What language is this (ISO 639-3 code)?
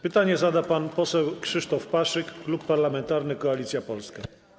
pol